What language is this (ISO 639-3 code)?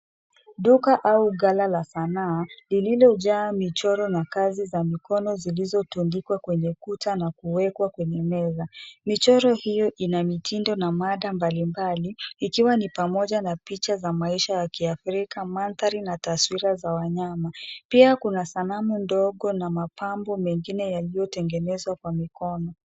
swa